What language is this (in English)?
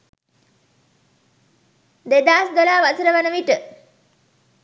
Sinhala